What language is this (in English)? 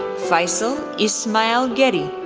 English